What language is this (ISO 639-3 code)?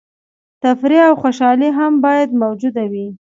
pus